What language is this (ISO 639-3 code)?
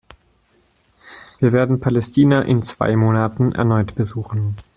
deu